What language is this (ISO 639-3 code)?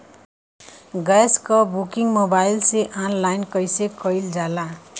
bho